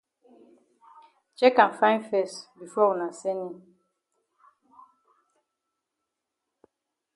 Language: Cameroon Pidgin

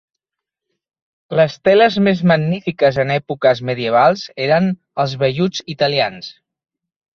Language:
Catalan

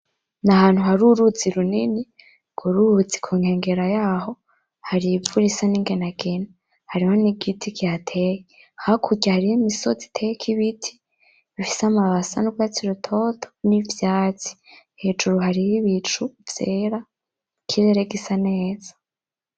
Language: Rundi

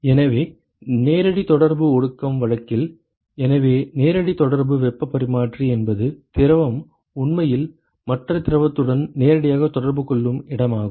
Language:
Tamil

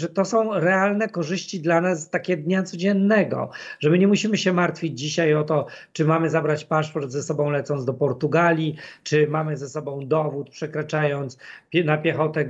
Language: Polish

